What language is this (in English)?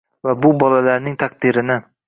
Uzbek